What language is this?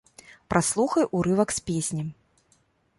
Belarusian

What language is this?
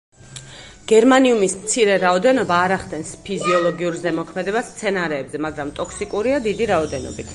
Georgian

